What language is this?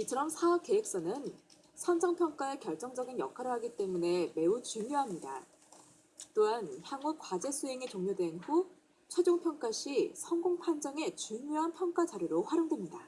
Korean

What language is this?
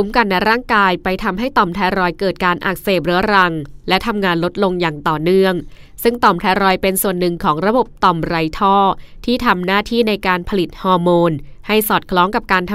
Thai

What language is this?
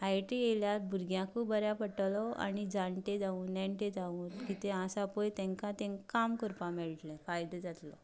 Konkani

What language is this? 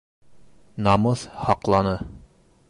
Bashkir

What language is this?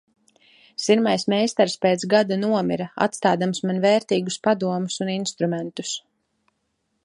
Latvian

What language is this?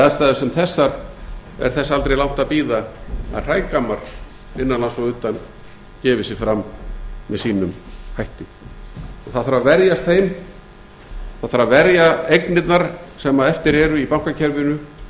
Icelandic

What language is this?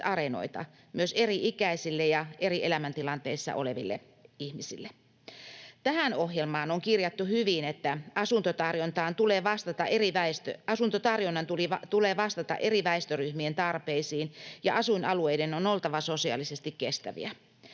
Finnish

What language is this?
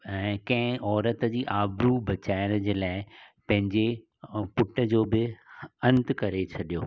Sindhi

